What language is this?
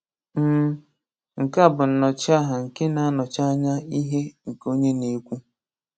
Igbo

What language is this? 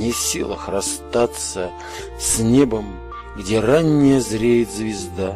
Russian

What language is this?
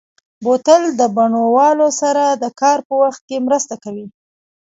Pashto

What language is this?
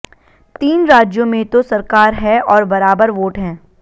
Hindi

